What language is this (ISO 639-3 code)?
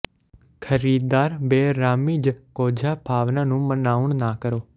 pan